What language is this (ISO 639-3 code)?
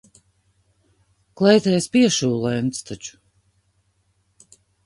lav